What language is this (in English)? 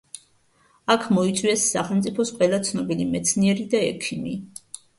Georgian